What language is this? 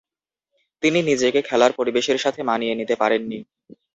Bangla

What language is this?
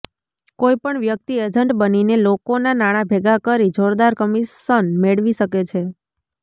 Gujarati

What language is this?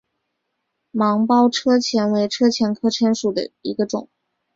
Chinese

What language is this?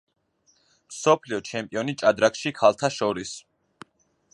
Georgian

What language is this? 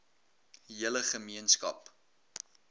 Afrikaans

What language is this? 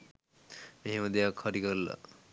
Sinhala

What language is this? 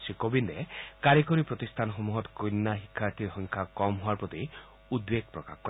Assamese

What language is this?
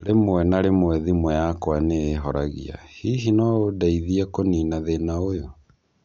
Kikuyu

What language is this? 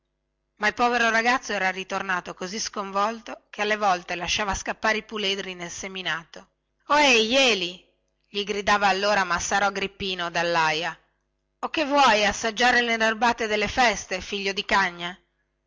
Italian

